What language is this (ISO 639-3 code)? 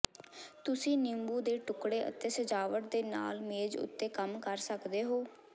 pan